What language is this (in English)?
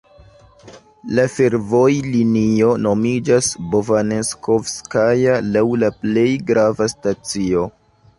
Esperanto